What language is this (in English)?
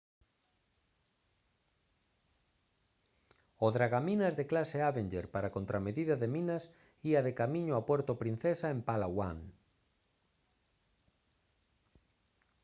Galician